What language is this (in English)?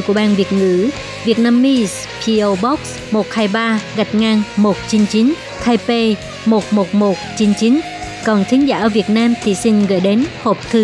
Vietnamese